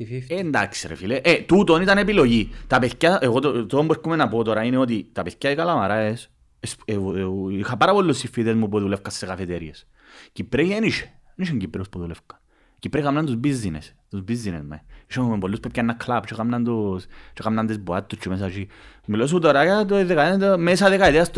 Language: Greek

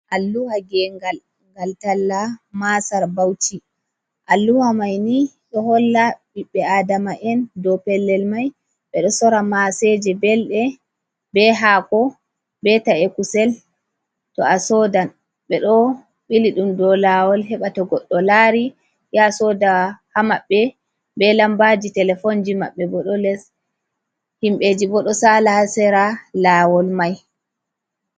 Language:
Fula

